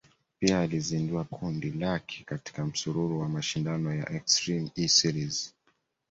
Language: Swahili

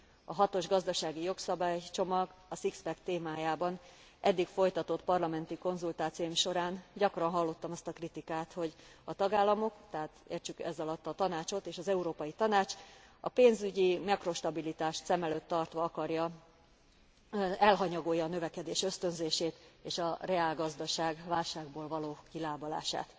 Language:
Hungarian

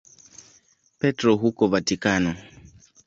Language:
Swahili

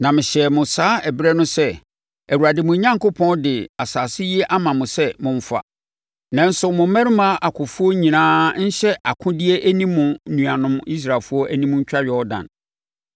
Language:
Akan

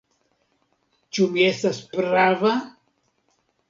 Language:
Esperanto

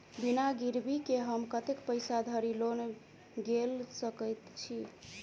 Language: Maithili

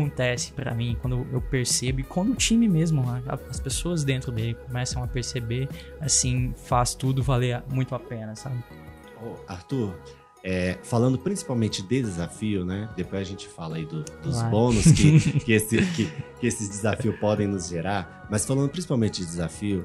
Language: Portuguese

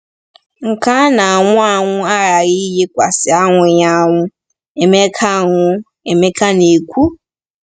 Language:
Igbo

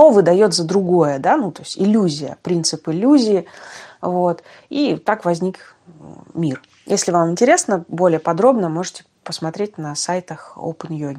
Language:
Russian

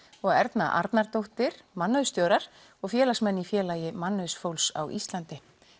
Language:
Icelandic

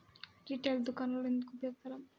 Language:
Telugu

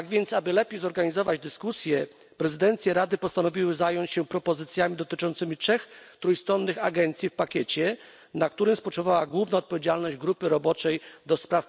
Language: Polish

